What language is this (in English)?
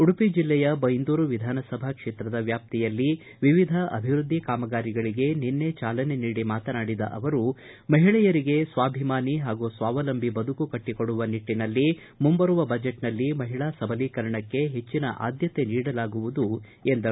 Kannada